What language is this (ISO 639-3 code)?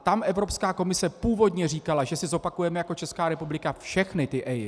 ces